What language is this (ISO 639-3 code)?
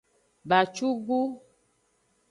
ajg